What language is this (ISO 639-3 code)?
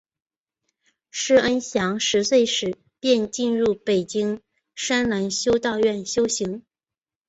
zho